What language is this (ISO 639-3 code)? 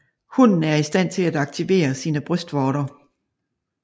dan